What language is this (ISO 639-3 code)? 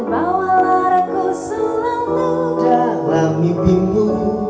ind